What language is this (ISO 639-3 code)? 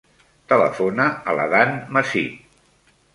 cat